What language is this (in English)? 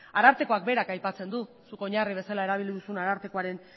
Basque